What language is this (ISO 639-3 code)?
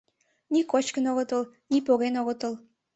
chm